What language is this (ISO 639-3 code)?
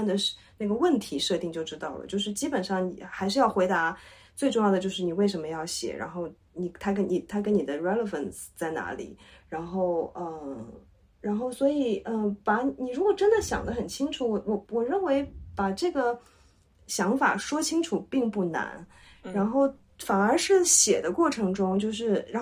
zho